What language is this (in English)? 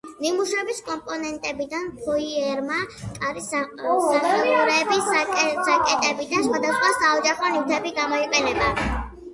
Georgian